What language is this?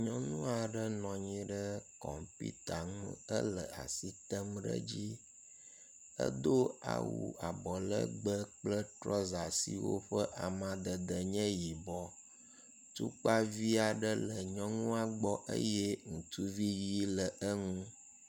Ewe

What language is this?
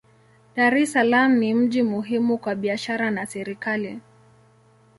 Swahili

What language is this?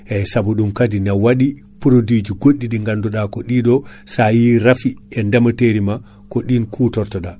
Fula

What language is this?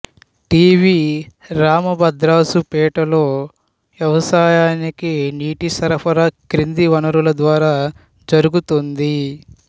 Telugu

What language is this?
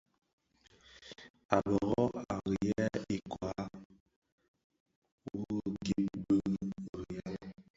Bafia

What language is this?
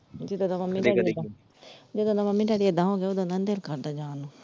Punjabi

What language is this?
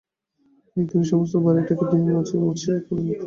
Bangla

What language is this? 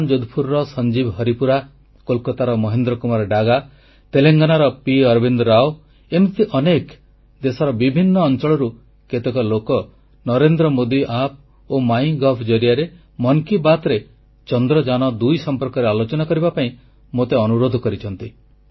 Odia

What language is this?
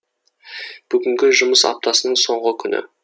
Kazakh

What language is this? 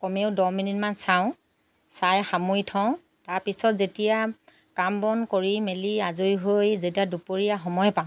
Assamese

